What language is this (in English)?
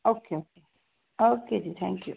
Punjabi